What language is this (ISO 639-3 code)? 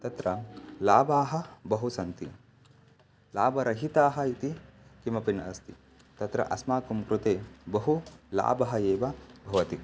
san